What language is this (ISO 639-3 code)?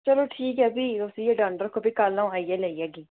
doi